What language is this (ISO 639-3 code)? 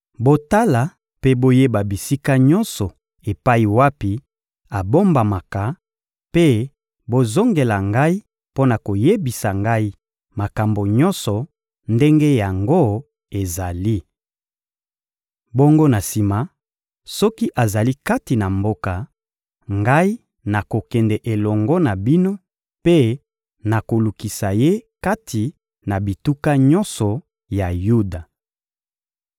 lin